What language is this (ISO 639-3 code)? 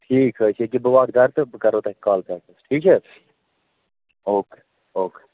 kas